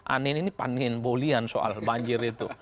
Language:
Indonesian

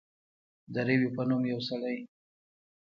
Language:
Pashto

